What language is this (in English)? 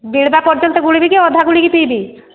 Odia